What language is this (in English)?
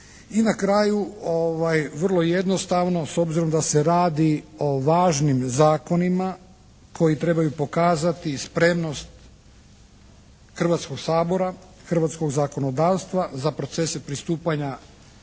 Croatian